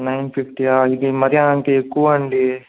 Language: Telugu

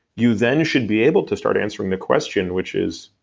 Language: English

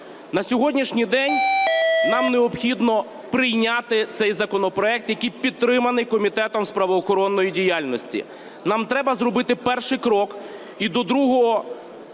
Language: Ukrainian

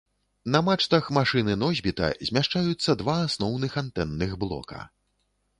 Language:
Belarusian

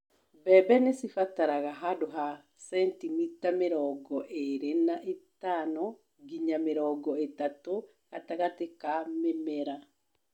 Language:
Kikuyu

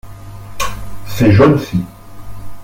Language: French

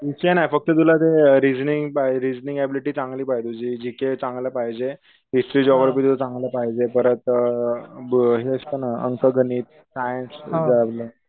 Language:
Marathi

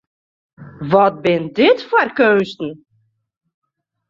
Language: Western Frisian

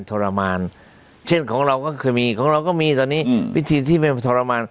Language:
Thai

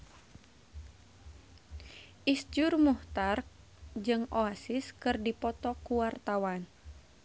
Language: Sundanese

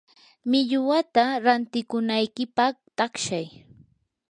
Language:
Yanahuanca Pasco Quechua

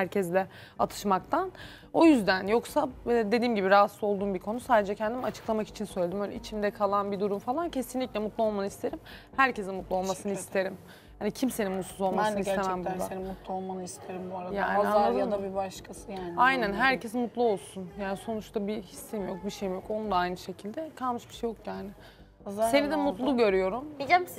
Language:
Turkish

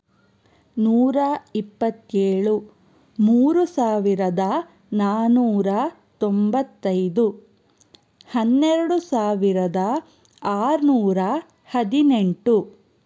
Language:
Kannada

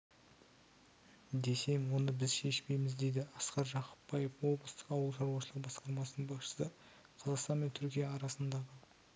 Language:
Kazakh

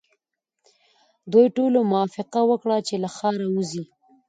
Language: Pashto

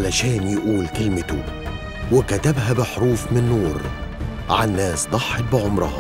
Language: Arabic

